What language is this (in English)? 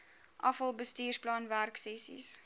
Afrikaans